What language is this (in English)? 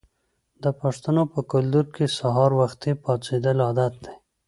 Pashto